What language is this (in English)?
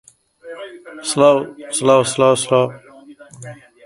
Central Kurdish